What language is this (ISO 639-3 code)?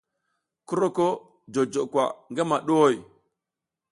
giz